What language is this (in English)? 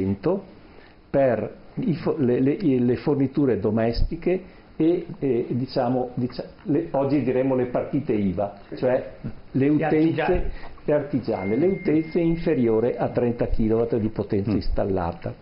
Italian